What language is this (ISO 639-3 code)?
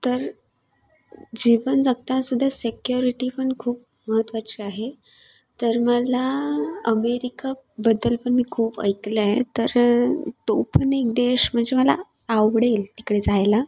mar